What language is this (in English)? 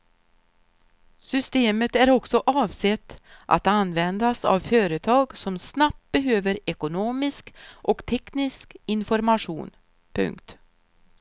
Swedish